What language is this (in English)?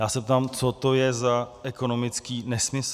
Czech